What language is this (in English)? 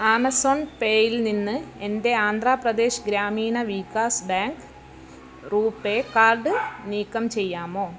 Malayalam